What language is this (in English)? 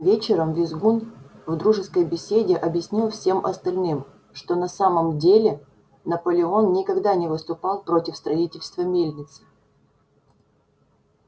Russian